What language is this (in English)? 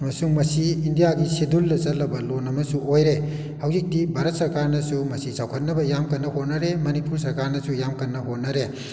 Manipuri